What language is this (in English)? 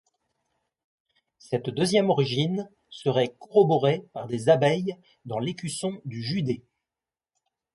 French